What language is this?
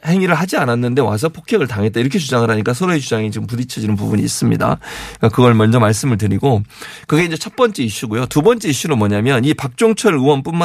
Korean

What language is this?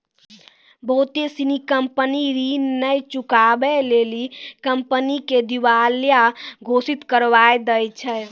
Maithili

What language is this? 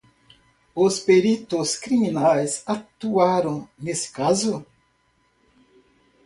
Portuguese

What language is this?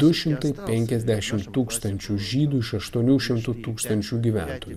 Lithuanian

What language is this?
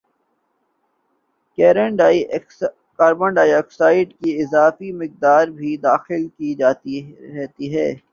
Urdu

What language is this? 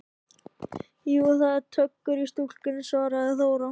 Icelandic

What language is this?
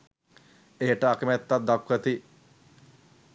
Sinhala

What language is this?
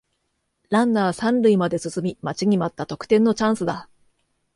Japanese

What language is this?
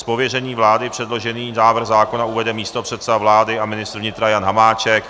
Czech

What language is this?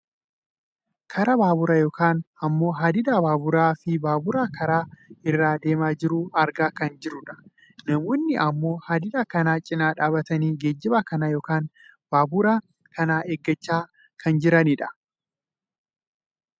Oromo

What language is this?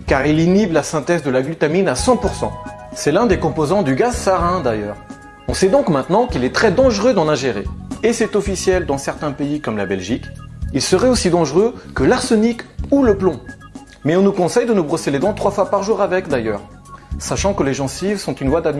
French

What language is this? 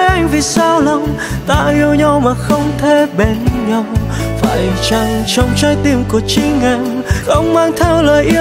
Vietnamese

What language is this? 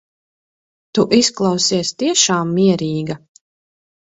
Latvian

